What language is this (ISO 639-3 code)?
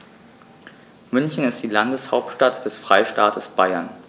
deu